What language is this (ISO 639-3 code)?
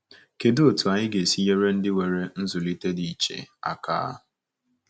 ibo